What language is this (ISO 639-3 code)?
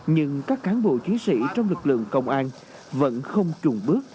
vie